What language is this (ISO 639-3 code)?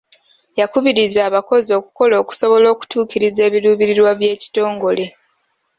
lug